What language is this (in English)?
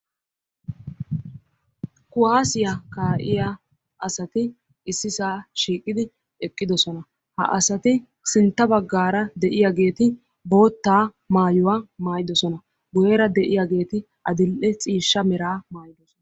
Wolaytta